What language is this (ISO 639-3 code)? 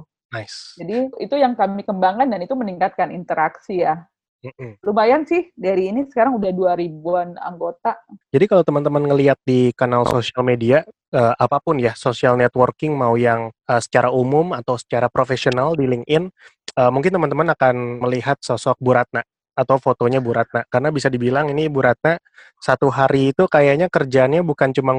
ind